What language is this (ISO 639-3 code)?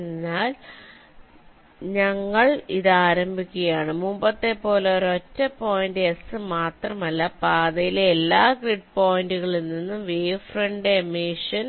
mal